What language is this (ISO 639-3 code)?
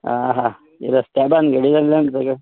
kok